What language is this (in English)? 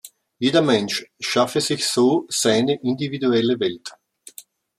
German